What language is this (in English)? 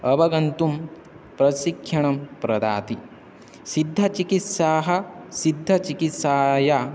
Sanskrit